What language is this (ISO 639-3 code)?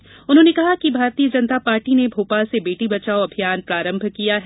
hin